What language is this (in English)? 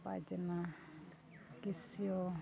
Santali